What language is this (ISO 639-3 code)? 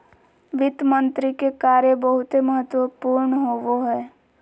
mag